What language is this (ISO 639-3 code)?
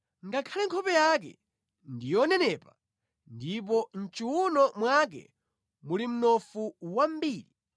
nya